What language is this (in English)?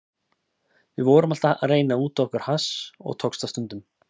Icelandic